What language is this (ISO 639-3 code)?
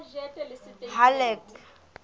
sot